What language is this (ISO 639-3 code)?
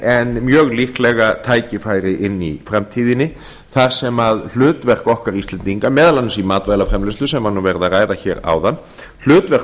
isl